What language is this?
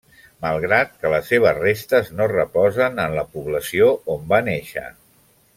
Catalan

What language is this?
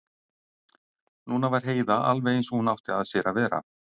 Icelandic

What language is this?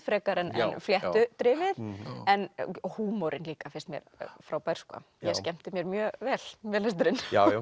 Icelandic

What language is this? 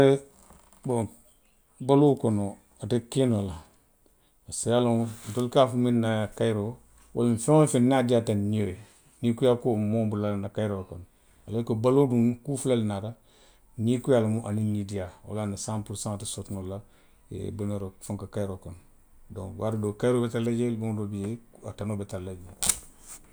Western Maninkakan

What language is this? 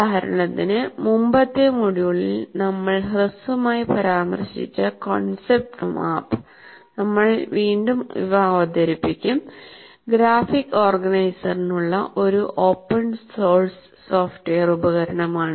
Malayalam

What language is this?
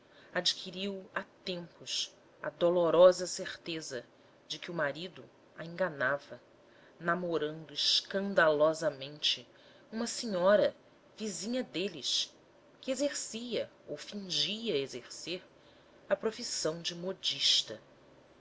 Portuguese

